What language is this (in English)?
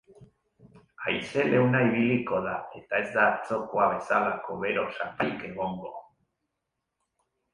Basque